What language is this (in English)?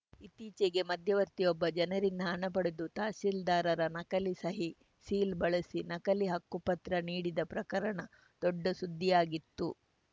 Kannada